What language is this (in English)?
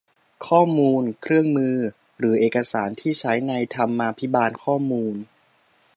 Thai